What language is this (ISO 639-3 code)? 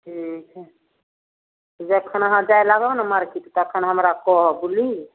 mai